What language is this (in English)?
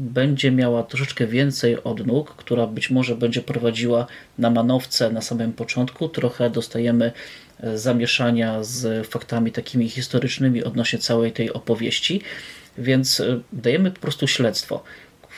Polish